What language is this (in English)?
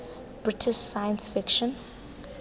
Tswana